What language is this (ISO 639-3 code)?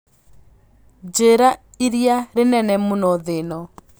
kik